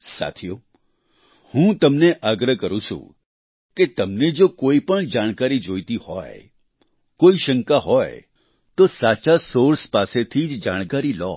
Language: Gujarati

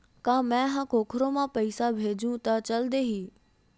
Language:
Chhattisgarhi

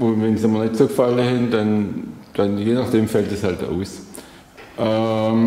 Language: German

